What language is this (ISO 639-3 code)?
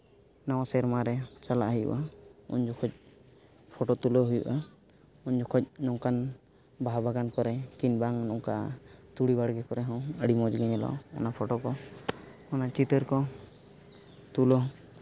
sat